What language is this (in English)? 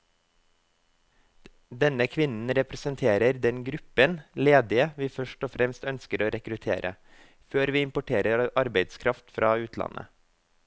Norwegian